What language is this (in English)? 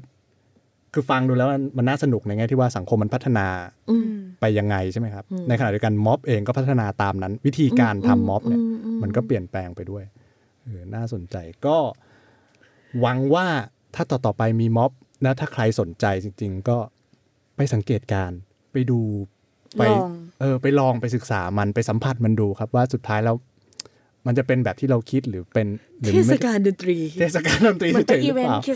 Thai